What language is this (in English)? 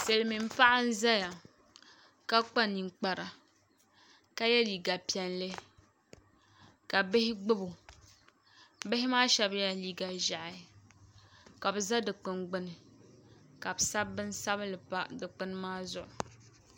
Dagbani